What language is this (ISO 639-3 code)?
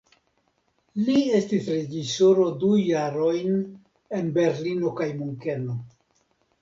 epo